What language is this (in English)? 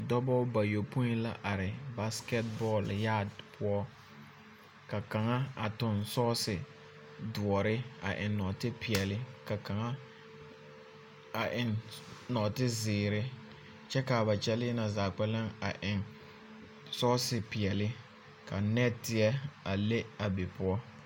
Southern Dagaare